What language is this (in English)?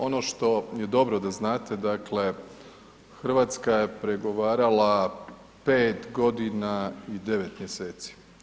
Croatian